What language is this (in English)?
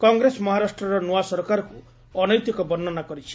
Odia